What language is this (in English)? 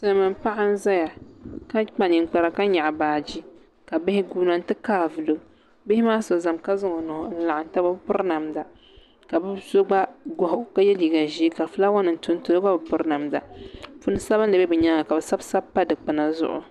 Dagbani